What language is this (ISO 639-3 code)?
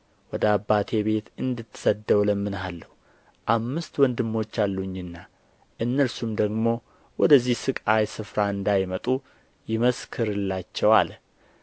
amh